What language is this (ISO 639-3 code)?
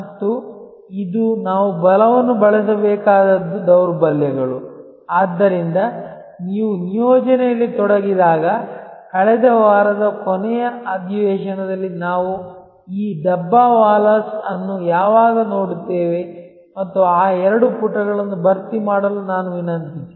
kan